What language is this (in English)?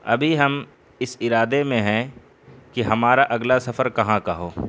Urdu